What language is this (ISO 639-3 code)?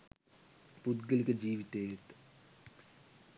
sin